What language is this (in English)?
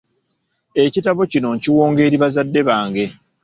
Ganda